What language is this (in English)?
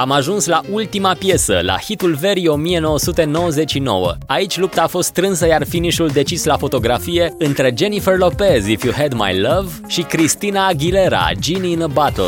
Romanian